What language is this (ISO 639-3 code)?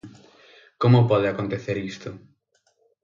glg